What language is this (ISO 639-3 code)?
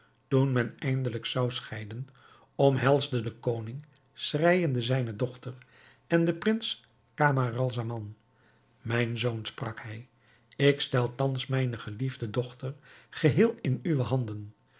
nld